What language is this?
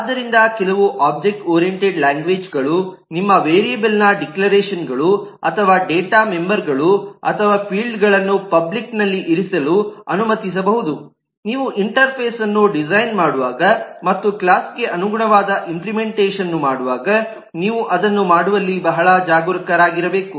Kannada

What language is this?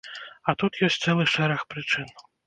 Belarusian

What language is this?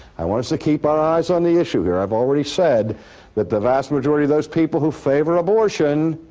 English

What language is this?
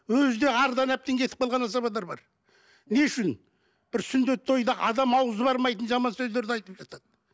Kazakh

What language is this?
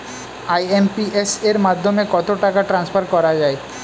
Bangla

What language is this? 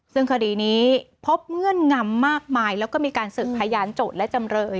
Thai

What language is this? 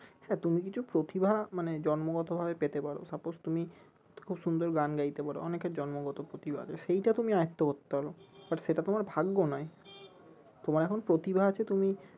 Bangla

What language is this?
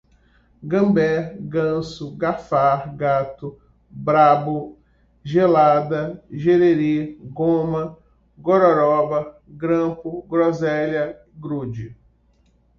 Portuguese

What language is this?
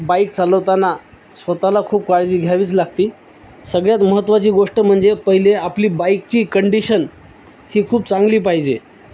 Marathi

